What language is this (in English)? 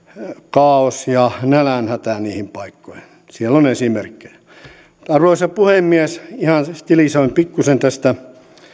Finnish